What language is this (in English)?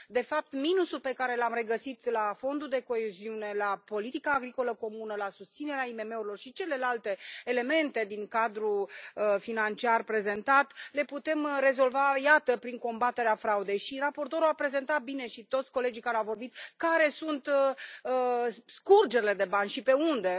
Romanian